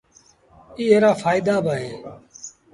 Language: Sindhi Bhil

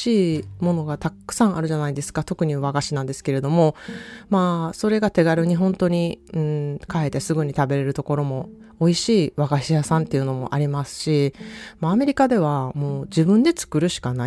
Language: Japanese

